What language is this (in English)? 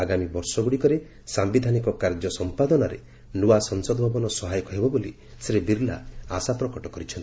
Odia